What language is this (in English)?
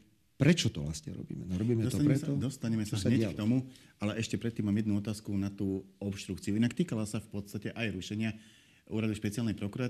Slovak